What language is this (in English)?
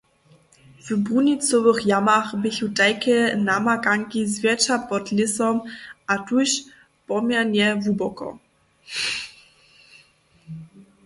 Upper Sorbian